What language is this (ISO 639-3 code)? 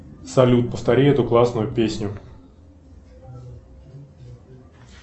rus